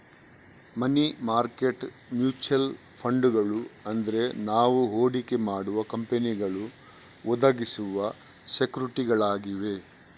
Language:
Kannada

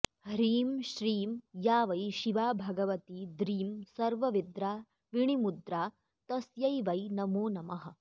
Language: Sanskrit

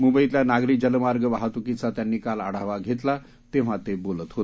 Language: Marathi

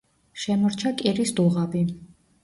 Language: Georgian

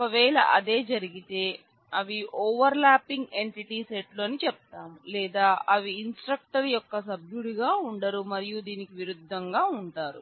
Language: Telugu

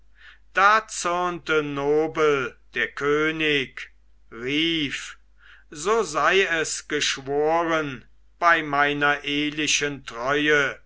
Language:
German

